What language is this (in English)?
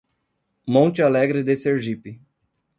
Portuguese